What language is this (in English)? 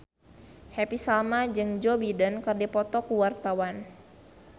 Sundanese